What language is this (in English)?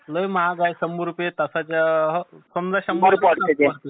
Marathi